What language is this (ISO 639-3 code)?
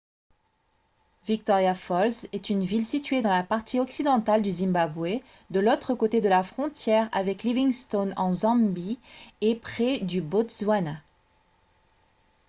fra